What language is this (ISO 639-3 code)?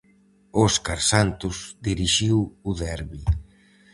glg